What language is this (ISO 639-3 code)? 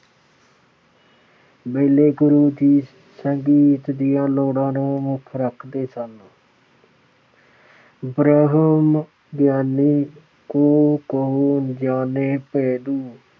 pan